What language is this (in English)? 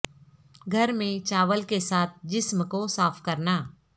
Urdu